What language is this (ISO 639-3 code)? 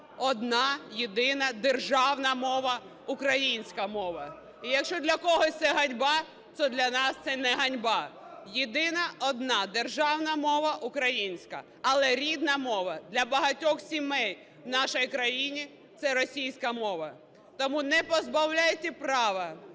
ukr